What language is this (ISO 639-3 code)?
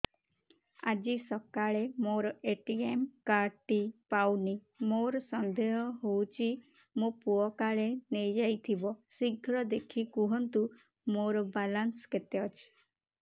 ori